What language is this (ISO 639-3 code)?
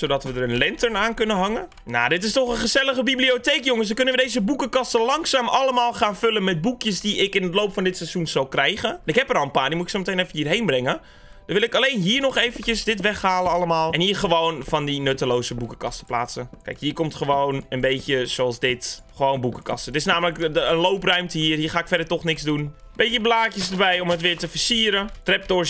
nld